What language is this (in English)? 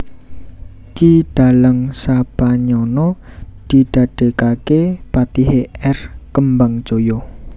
Javanese